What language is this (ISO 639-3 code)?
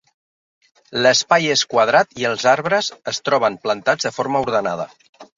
cat